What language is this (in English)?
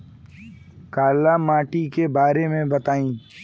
Bhojpuri